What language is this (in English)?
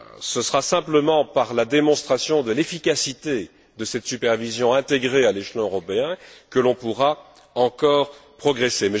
French